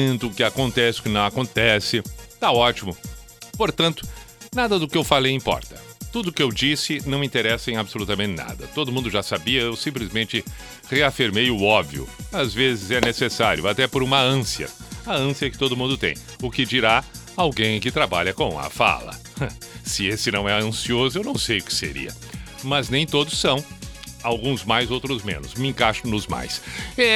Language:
Portuguese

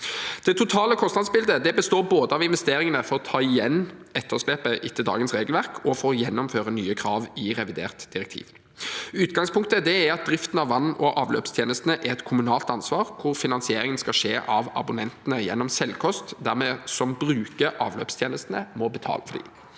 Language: Norwegian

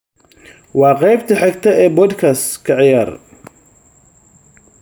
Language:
Somali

